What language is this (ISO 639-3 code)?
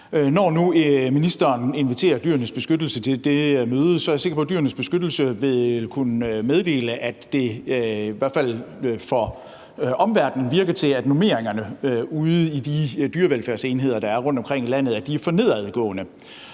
dan